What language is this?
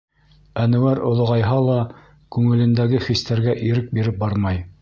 Bashkir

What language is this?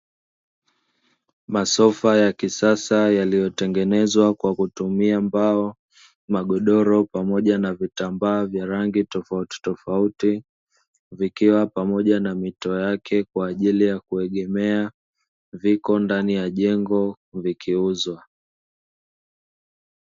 Swahili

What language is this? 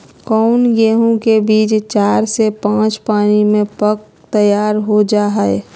Magahi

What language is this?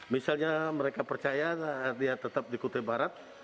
Indonesian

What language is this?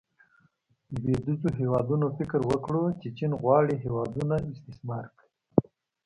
Pashto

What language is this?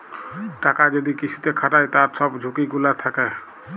Bangla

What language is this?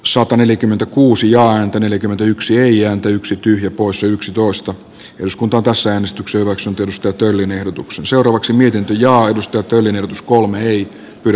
Finnish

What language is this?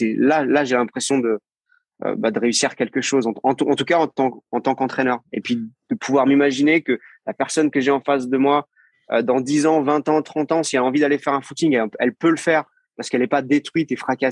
French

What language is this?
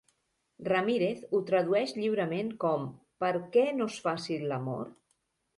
Catalan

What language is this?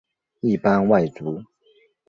Chinese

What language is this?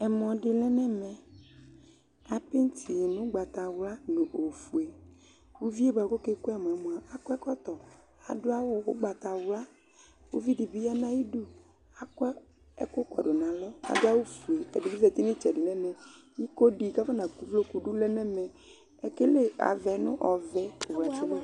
Ikposo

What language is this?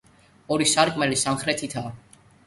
Georgian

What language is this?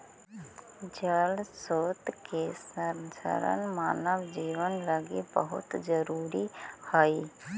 Magahi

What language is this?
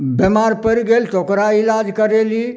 Maithili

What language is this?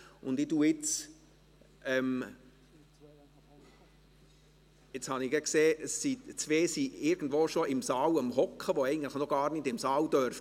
Swiss German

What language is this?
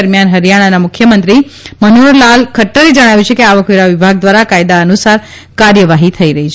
Gujarati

